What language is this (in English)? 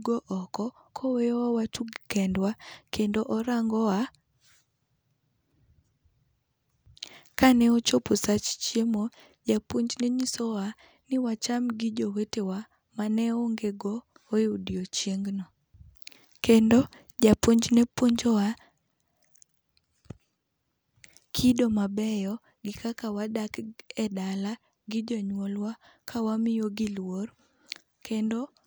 Luo (Kenya and Tanzania)